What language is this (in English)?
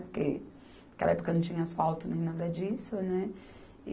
Portuguese